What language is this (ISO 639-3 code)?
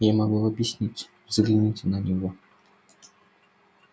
rus